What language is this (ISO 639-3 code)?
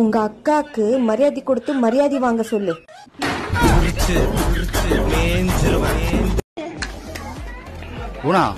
tam